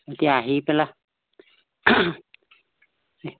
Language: Assamese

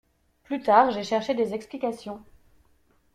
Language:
French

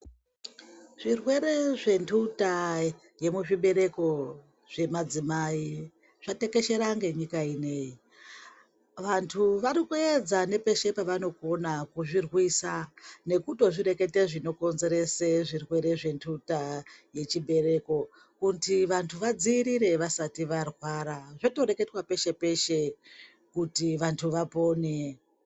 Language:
Ndau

